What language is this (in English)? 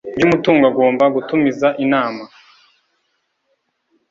Kinyarwanda